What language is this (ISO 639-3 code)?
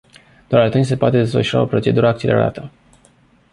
ron